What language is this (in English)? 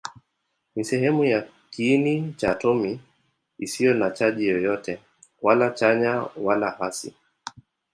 Swahili